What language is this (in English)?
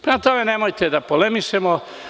Serbian